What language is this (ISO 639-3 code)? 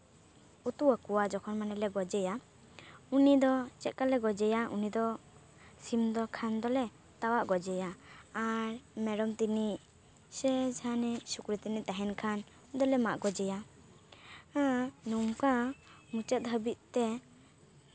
sat